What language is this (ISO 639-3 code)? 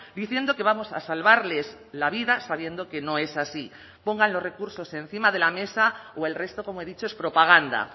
spa